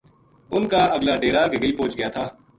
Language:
Gujari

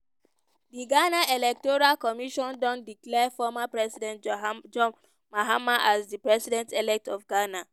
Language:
Nigerian Pidgin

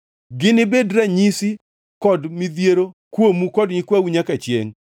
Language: Luo (Kenya and Tanzania)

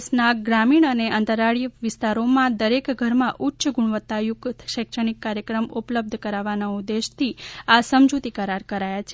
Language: Gujarati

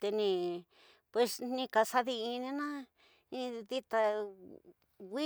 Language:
Tidaá Mixtec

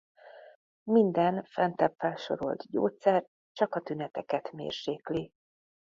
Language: Hungarian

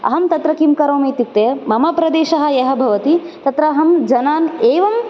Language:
Sanskrit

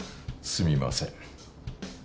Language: Japanese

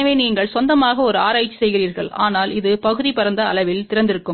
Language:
Tamil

